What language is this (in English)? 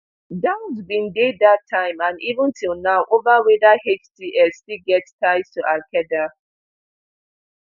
Nigerian Pidgin